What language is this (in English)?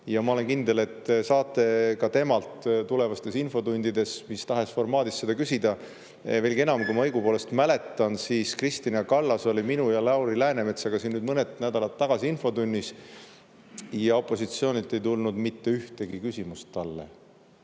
Estonian